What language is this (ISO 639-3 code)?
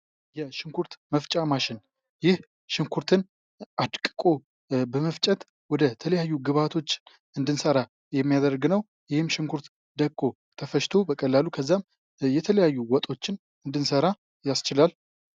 amh